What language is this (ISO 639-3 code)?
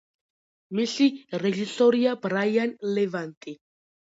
kat